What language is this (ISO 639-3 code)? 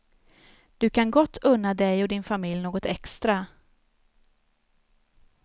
swe